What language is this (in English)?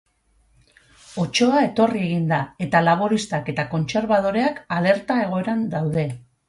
Basque